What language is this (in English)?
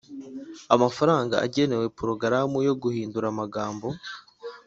Kinyarwanda